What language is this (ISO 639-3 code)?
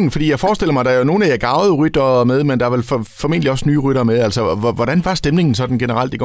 dan